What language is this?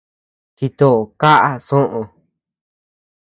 Tepeuxila Cuicatec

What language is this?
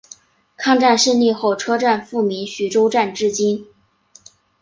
Chinese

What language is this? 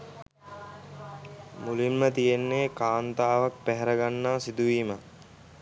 Sinhala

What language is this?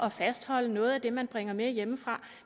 Danish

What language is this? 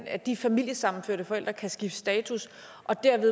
Danish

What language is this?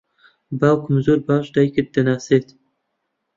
Central Kurdish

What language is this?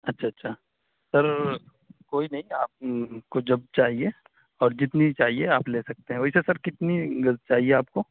Urdu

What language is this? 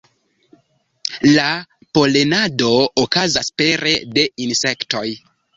Esperanto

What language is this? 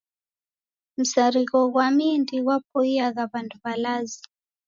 Taita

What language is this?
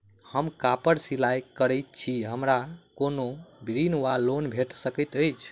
Maithili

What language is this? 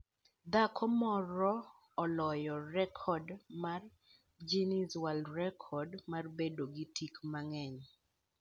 Luo (Kenya and Tanzania)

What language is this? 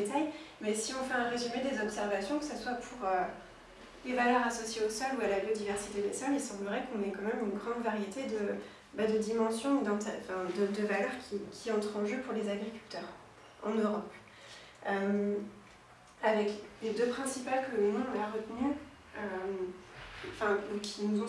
French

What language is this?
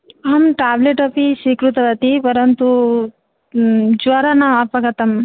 Sanskrit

